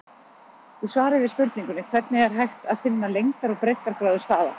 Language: Icelandic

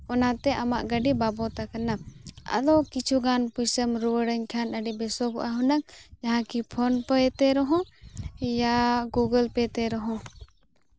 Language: Santali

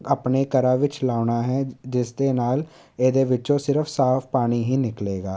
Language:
Punjabi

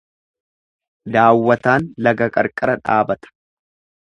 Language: Oromo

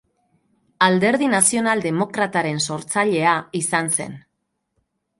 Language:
Basque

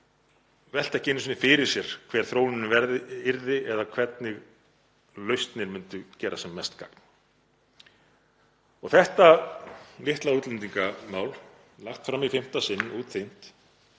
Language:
Icelandic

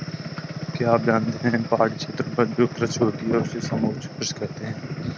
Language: Hindi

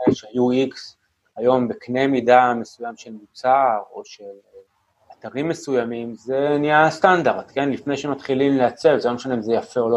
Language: Hebrew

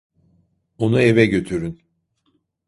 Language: Turkish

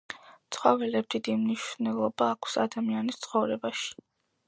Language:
Georgian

